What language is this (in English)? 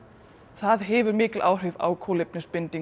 Icelandic